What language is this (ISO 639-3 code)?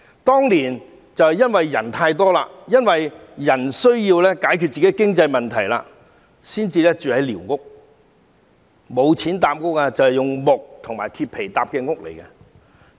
yue